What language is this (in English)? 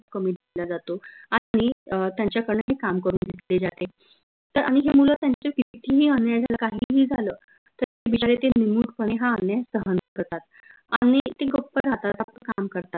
Marathi